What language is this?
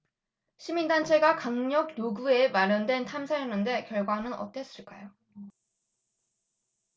Korean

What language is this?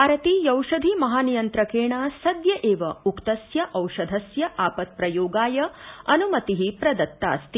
Sanskrit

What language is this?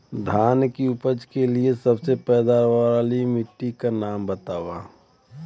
Bhojpuri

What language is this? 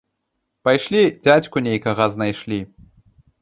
Belarusian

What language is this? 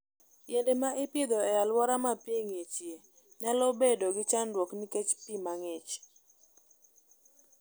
Luo (Kenya and Tanzania)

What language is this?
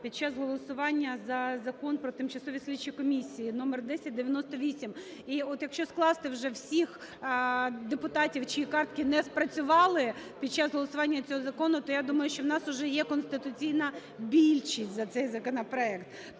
Ukrainian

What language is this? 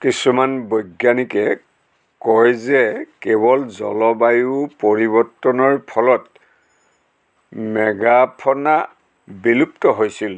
Assamese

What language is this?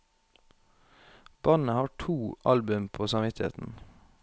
Norwegian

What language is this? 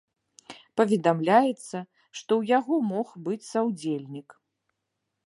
Belarusian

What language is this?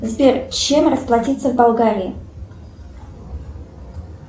Russian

